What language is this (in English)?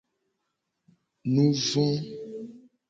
Gen